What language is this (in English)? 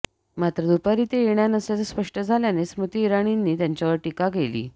Marathi